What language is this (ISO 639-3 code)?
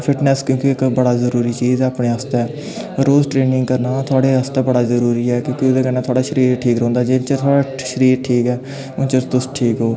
doi